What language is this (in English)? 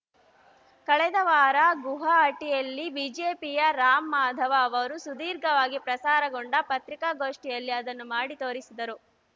Kannada